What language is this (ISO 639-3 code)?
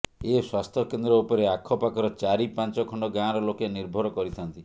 ori